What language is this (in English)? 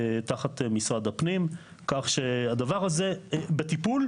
Hebrew